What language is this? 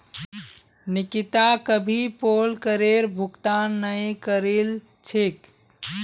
Magahi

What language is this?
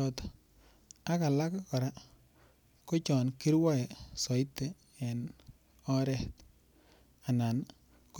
Kalenjin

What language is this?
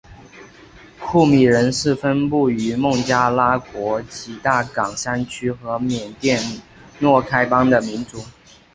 Chinese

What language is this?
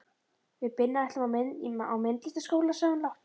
Icelandic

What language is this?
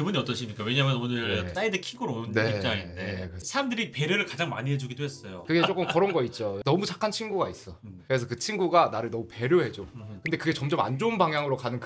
Korean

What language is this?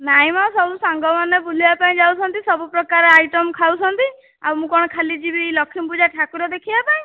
Odia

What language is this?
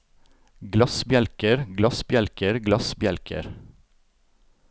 Norwegian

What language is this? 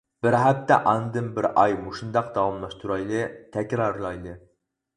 Uyghur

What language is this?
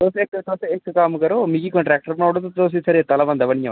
Dogri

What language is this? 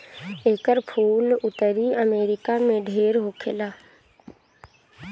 Bhojpuri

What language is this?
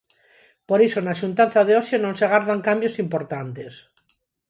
Galician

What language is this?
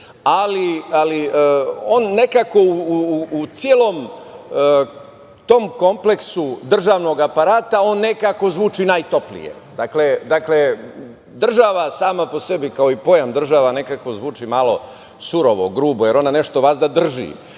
Serbian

